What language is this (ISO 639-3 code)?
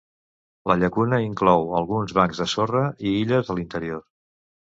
cat